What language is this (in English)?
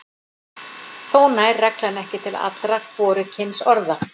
Icelandic